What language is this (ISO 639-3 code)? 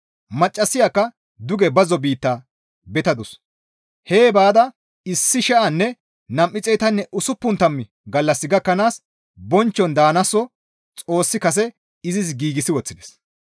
gmv